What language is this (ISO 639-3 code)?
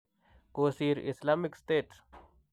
kln